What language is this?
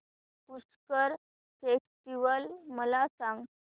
Marathi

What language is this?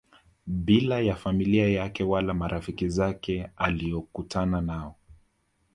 Swahili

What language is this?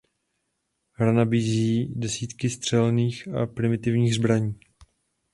Czech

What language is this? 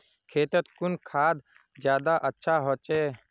Magahi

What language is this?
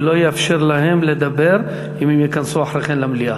Hebrew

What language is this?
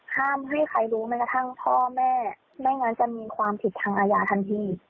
Thai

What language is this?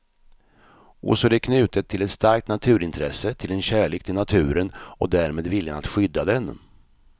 Swedish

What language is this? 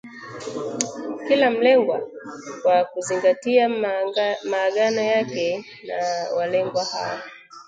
Swahili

